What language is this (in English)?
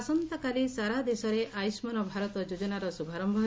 Odia